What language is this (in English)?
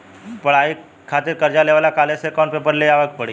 Bhojpuri